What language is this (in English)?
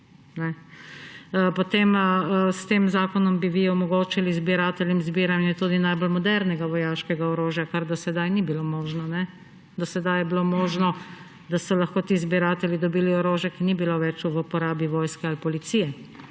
Slovenian